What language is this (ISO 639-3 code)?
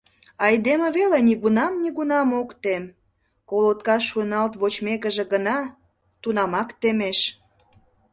chm